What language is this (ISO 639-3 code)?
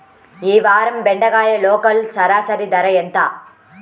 tel